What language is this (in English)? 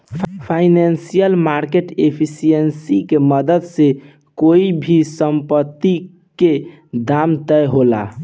Bhojpuri